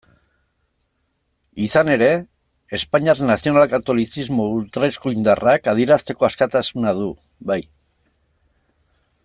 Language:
Basque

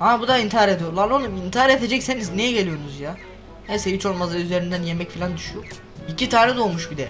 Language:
Turkish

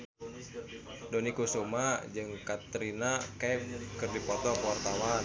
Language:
Sundanese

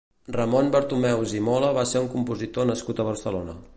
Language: Catalan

